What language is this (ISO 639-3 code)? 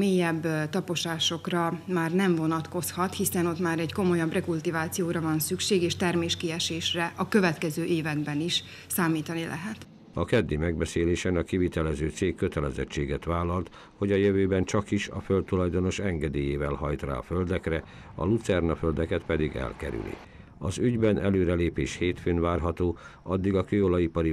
hun